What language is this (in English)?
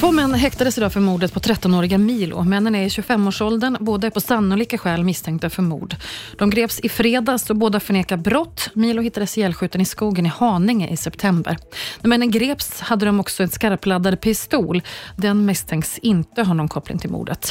Swedish